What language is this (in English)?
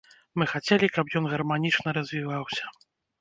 Belarusian